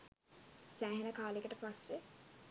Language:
Sinhala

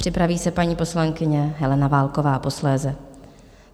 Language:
Czech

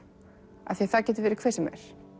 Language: Icelandic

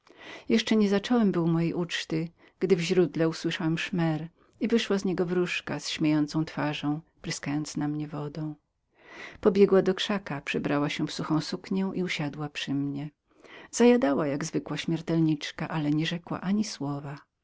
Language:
Polish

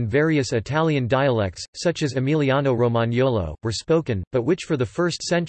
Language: English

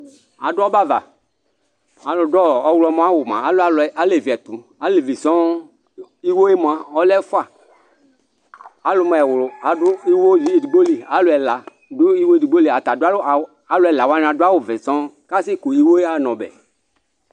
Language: Ikposo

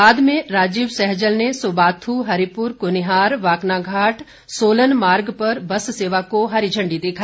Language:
Hindi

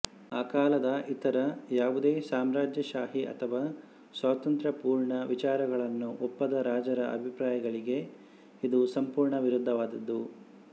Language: Kannada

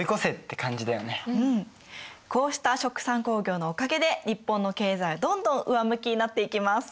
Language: Japanese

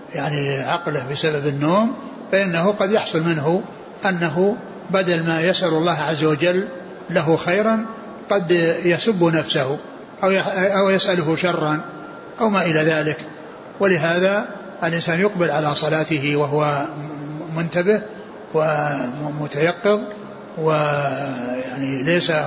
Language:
Arabic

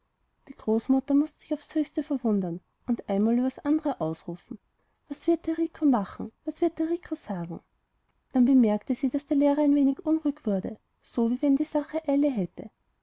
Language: German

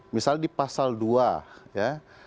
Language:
Indonesian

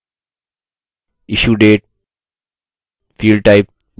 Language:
Hindi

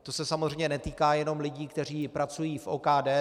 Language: Czech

